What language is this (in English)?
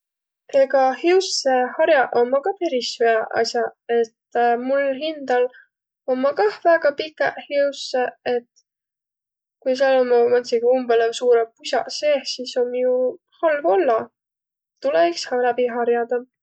Võro